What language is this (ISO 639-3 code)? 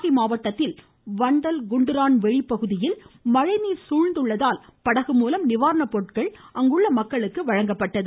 tam